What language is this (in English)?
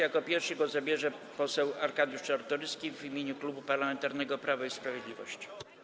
Polish